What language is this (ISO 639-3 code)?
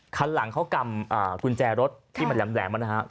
tha